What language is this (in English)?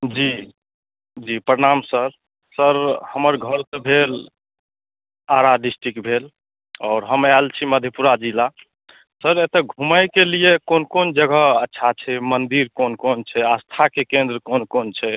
Maithili